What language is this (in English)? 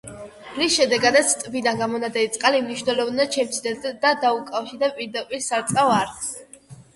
Georgian